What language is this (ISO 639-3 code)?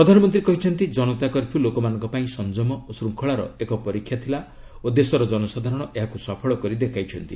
ori